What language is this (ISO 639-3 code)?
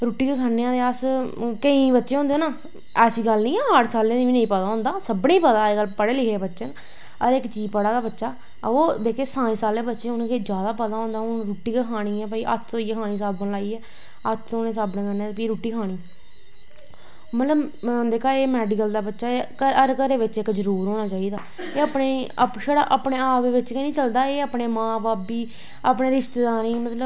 doi